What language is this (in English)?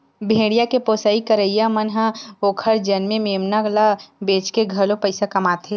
Chhattisgarhi